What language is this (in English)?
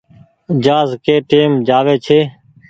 Goaria